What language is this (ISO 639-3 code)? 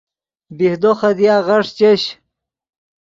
ydg